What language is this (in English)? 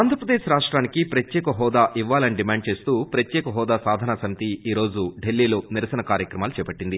Telugu